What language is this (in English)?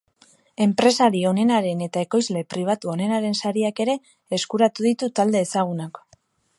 Basque